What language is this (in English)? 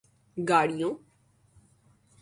Urdu